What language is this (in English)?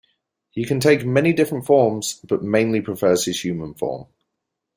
English